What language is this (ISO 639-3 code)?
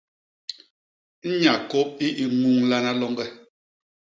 bas